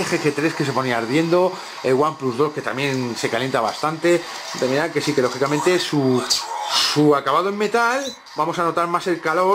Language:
Spanish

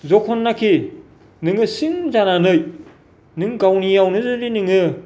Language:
Bodo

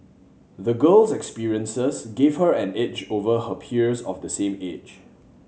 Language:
English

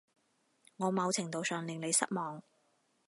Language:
Cantonese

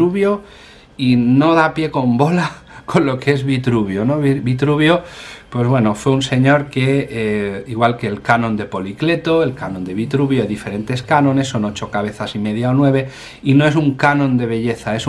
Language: Spanish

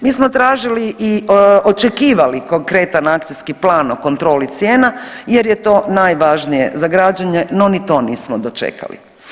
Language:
Croatian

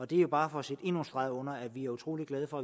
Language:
Danish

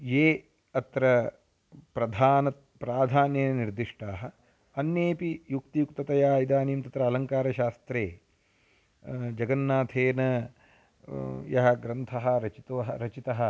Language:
Sanskrit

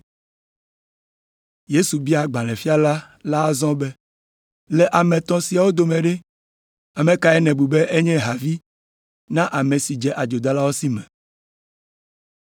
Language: Ewe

